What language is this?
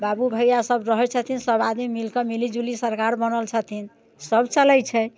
Maithili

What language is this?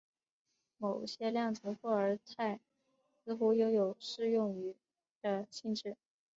Chinese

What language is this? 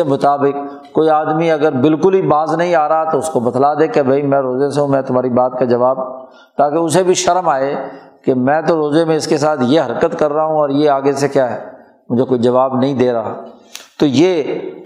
Urdu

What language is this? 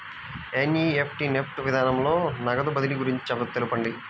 Telugu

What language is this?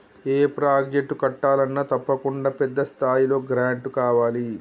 Telugu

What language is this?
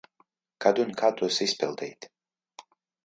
Latvian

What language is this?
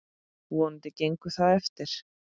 Icelandic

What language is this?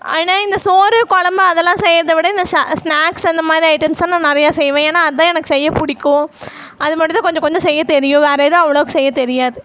Tamil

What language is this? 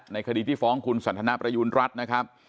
Thai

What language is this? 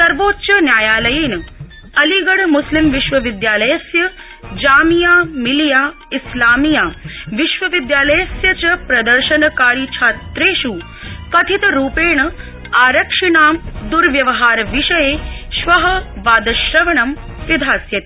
Sanskrit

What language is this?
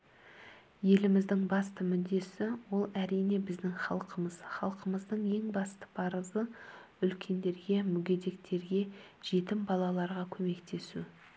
Kazakh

